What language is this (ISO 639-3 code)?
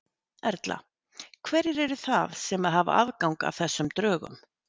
isl